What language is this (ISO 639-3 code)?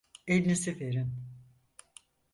tur